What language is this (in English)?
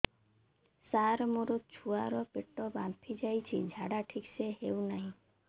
Odia